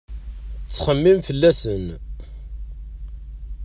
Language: Kabyle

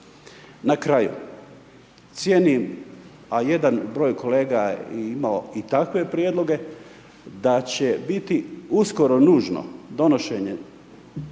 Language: Croatian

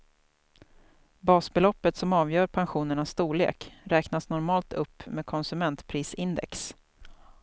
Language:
Swedish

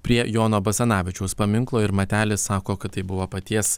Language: Lithuanian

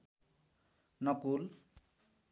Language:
Nepali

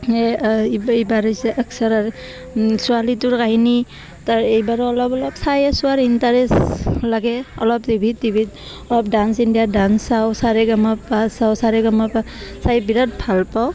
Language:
Assamese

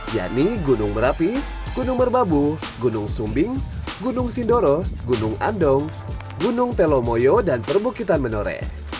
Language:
Indonesian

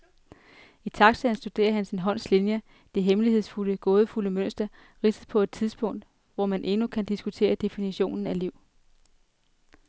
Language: Danish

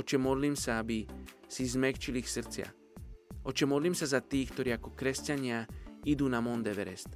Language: Slovak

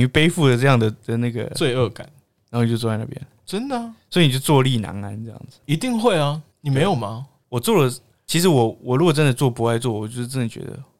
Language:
Chinese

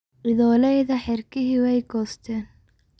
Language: Somali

